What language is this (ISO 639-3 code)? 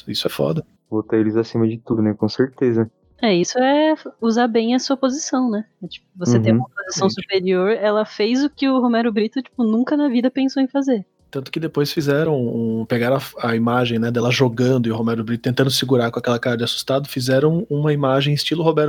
por